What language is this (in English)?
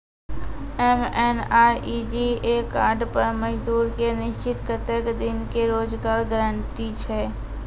Maithili